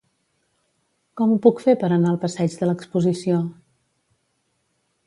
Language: Catalan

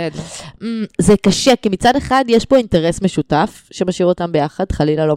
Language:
Hebrew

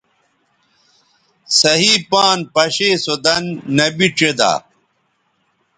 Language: Bateri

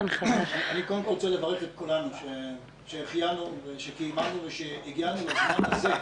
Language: Hebrew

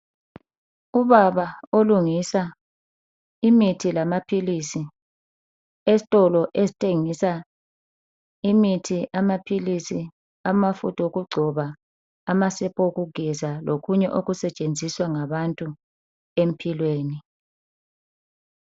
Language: North Ndebele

